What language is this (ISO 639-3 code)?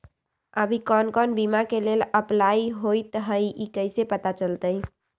mag